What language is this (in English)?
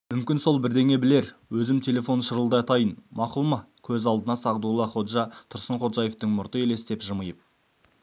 Kazakh